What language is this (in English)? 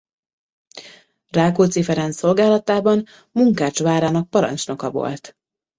Hungarian